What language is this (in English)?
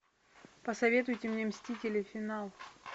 Russian